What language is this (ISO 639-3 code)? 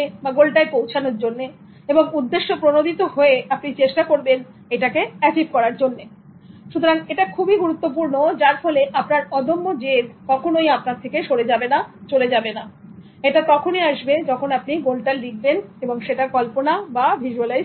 ben